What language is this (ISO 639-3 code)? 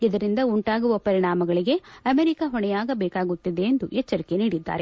kan